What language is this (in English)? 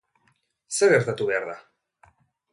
Basque